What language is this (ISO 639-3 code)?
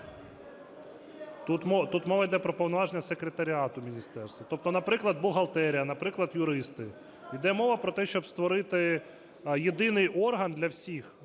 ukr